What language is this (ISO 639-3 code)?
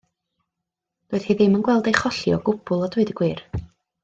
cym